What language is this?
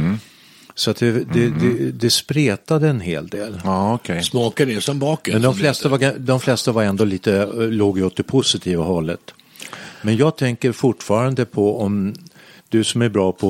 Swedish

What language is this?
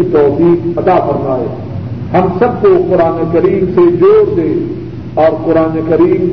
Urdu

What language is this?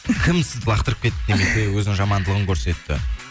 Kazakh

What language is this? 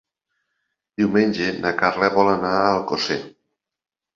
Catalan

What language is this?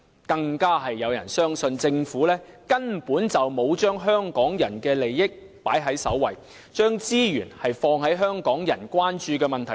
Cantonese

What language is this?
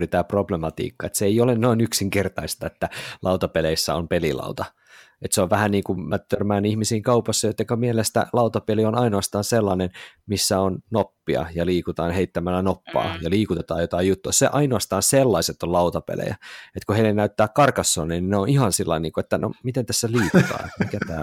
Finnish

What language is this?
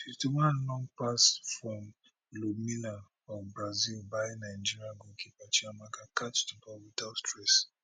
Nigerian Pidgin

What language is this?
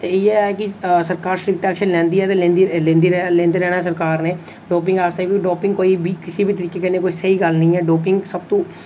Dogri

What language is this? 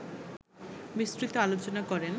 Bangla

